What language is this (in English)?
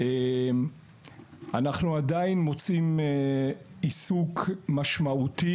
Hebrew